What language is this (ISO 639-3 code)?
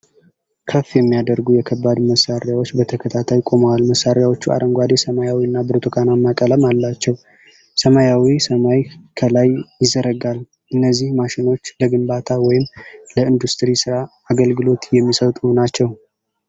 amh